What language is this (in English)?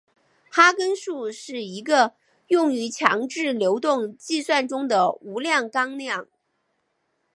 Chinese